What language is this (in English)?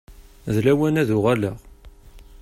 Kabyle